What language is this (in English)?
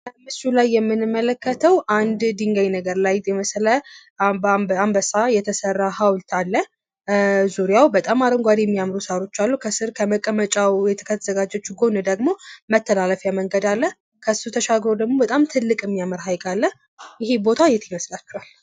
Amharic